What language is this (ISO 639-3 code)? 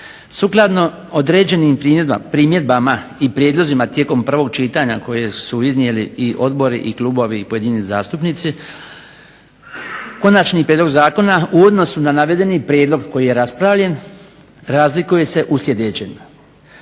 hrv